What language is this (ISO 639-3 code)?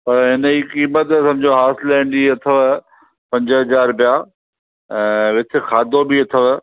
snd